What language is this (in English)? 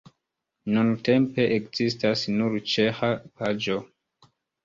Esperanto